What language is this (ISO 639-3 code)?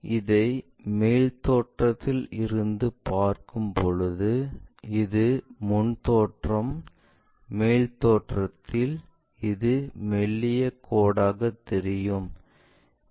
tam